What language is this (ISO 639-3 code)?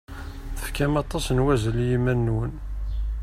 kab